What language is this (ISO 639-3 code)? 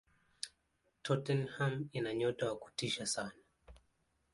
swa